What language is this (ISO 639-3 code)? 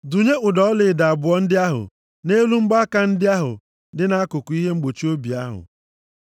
ibo